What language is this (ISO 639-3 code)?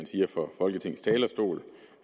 dan